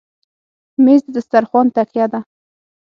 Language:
Pashto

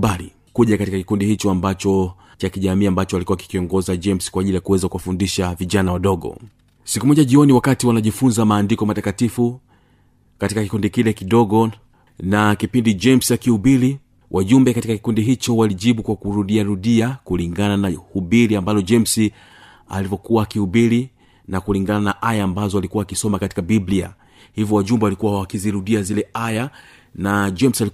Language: Swahili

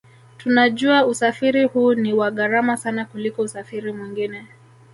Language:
Swahili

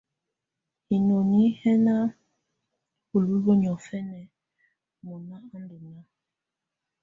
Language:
Tunen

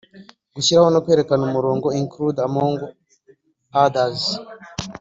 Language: Kinyarwanda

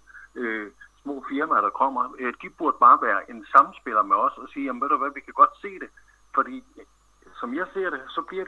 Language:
Danish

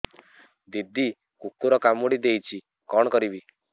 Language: Odia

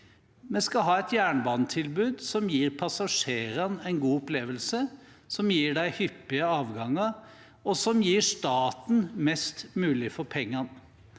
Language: Norwegian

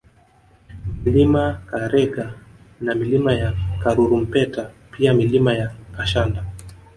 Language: Swahili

